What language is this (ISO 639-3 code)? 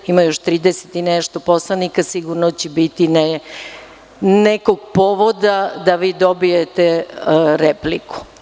srp